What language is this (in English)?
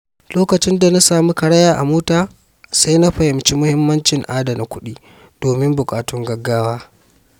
Hausa